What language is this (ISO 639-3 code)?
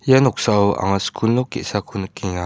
grt